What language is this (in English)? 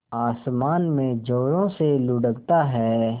Hindi